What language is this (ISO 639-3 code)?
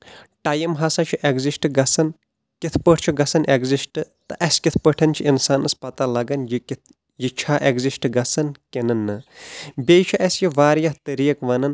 kas